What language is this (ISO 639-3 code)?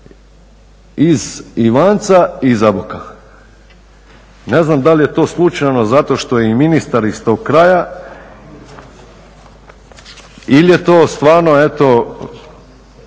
hrv